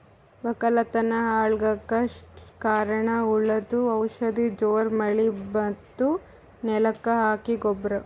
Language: Kannada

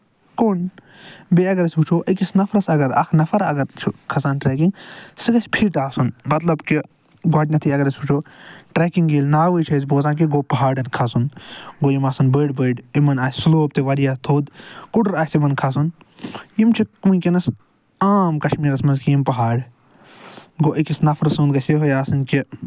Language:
Kashmiri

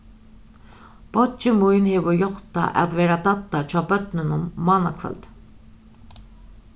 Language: Faroese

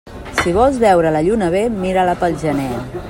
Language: Catalan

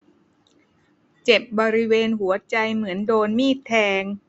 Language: Thai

